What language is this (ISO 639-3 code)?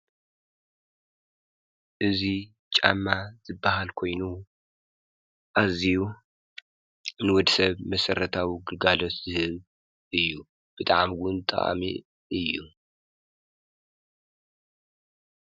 tir